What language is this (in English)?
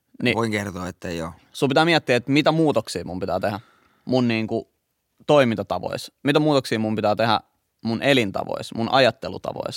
Finnish